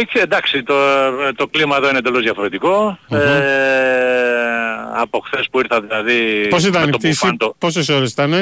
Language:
Greek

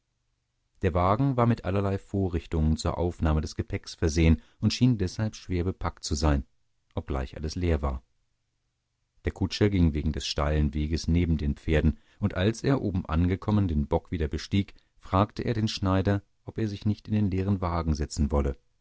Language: German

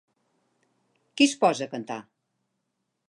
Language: Catalan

